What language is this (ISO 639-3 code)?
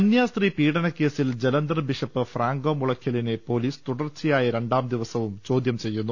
mal